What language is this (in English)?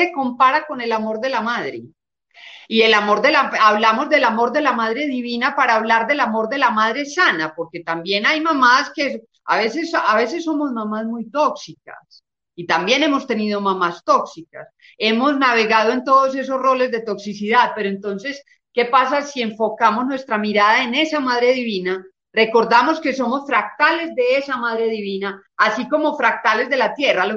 Spanish